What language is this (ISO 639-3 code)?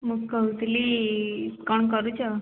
ori